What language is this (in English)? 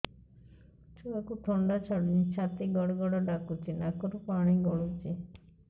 Odia